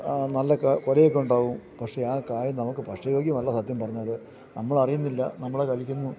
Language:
Malayalam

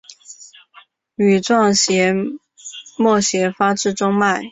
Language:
Chinese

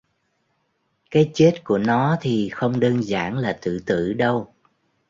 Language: Vietnamese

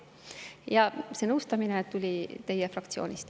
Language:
Estonian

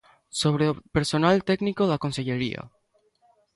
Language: Galician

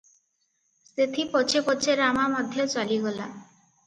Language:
Odia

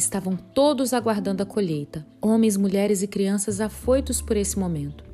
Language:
Portuguese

